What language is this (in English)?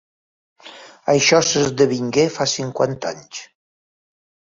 Catalan